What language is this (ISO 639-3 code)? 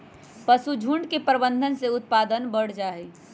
mag